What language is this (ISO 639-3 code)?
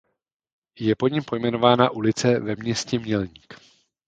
ces